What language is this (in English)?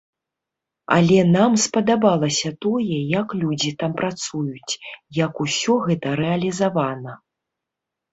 Belarusian